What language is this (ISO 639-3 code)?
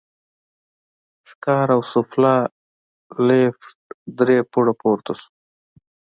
pus